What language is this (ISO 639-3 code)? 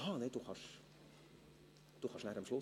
gsw